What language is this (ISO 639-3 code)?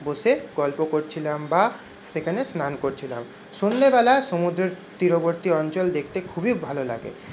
ben